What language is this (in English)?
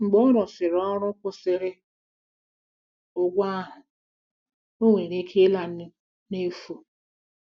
Igbo